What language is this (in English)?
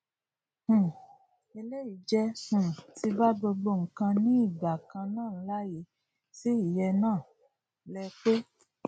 Yoruba